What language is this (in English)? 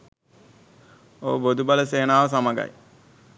Sinhala